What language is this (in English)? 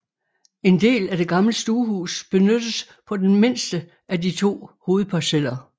Danish